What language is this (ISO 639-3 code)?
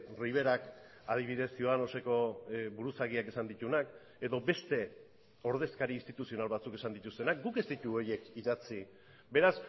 eus